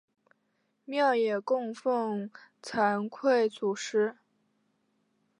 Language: Chinese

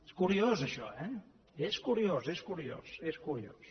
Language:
Catalan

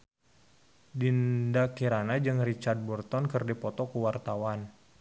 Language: Sundanese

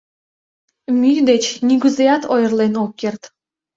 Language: Mari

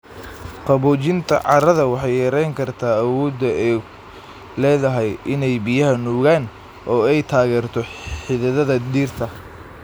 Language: Somali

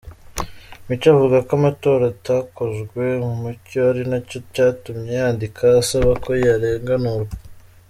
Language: Kinyarwanda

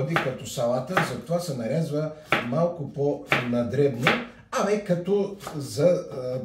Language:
Bulgarian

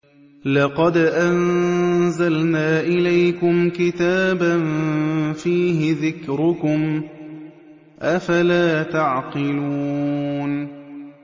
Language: Arabic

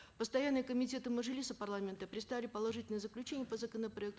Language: Kazakh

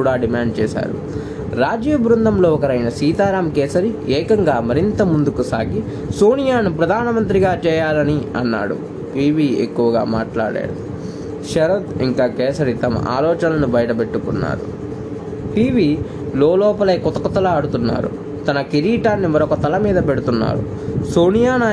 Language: Telugu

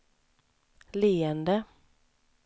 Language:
Swedish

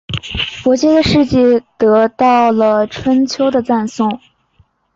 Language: Chinese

